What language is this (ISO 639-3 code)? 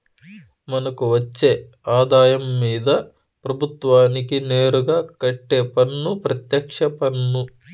tel